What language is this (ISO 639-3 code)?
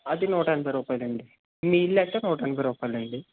tel